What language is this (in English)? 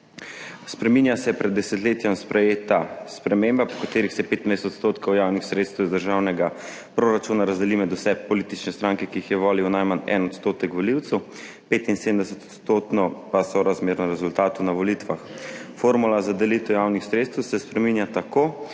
Slovenian